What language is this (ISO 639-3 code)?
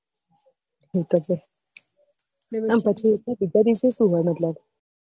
guj